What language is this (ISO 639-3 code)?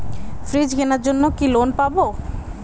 ben